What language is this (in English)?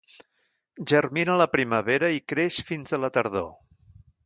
Catalan